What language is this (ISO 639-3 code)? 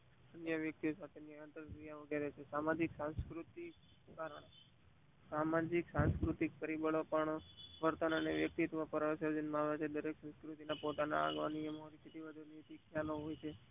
guj